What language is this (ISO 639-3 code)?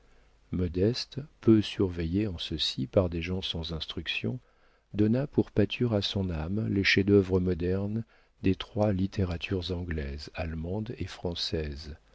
fra